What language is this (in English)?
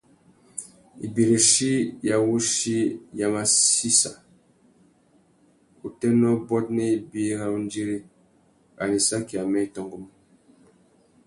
Tuki